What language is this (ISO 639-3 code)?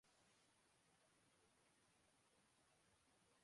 urd